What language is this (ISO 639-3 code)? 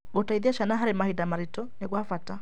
kik